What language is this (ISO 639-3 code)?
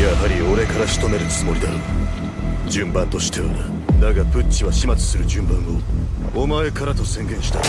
jpn